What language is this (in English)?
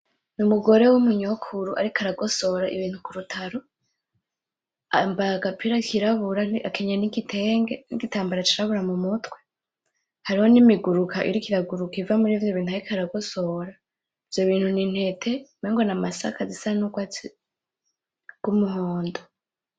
Rundi